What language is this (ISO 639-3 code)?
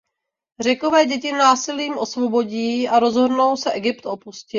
ces